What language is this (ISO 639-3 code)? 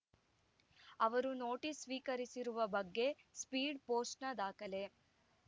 kan